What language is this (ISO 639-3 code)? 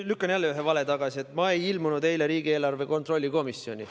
est